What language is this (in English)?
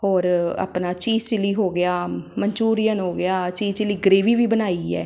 Punjabi